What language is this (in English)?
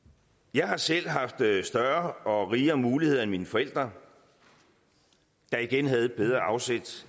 Danish